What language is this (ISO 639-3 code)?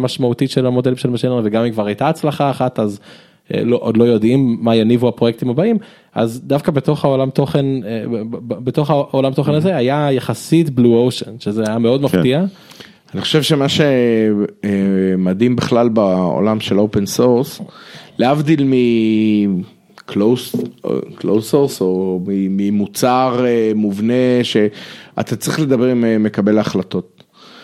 heb